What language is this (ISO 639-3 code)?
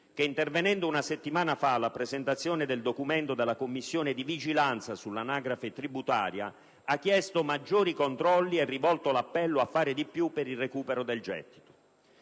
ita